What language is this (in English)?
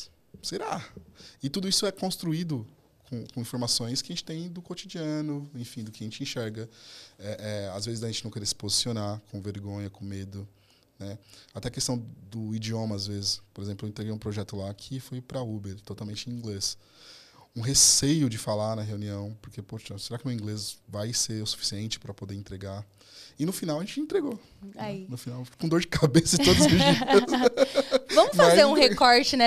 Portuguese